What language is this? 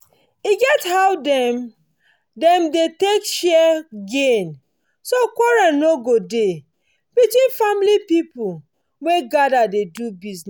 Nigerian Pidgin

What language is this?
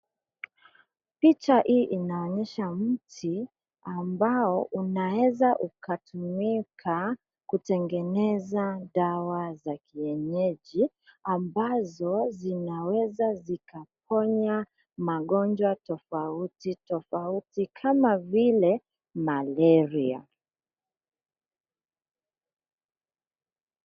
Swahili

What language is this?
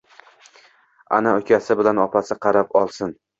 Uzbek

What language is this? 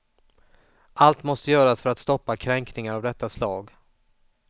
Swedish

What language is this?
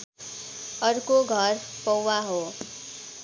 Nepali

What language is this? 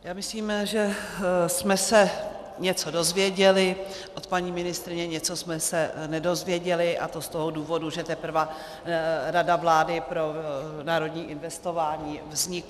Czech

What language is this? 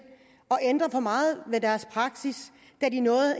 Danish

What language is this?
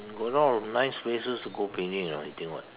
English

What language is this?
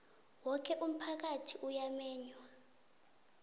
South Ndebele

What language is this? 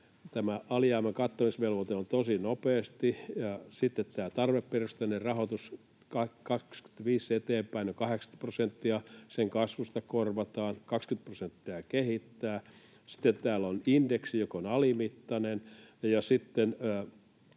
Finnish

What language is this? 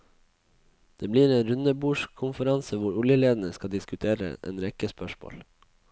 Norwegian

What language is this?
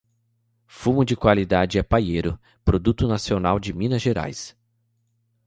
Portuguese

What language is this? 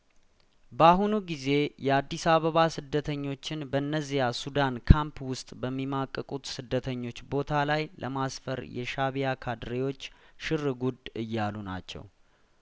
Amharic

